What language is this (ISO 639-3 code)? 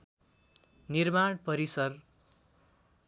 nep